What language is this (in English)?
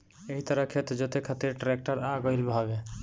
Bhojpuri